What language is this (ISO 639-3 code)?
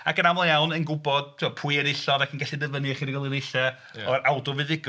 cym